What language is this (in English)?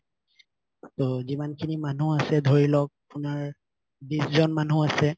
Assamese